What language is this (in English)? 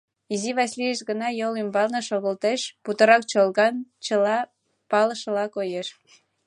Mari